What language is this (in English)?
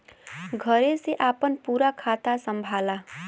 Bhojpuri